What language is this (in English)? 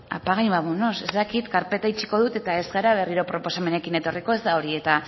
Basque